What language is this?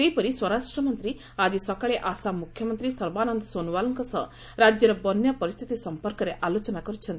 Odia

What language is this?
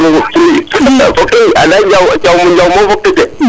Serer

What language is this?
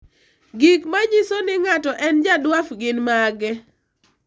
Luo (Kenya and Tanzania)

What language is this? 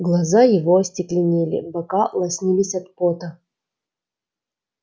Russian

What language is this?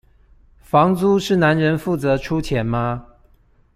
Chinese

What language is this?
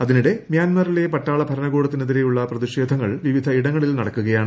Malayalam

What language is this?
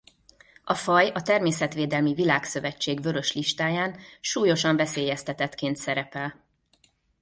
Hungarian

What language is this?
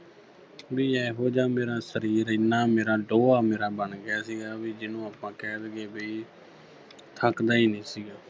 Punjabi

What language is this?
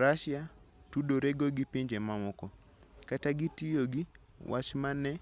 Luo (Kenya and Tanzania)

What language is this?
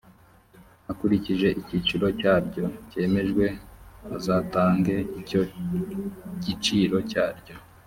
Kinyarwanda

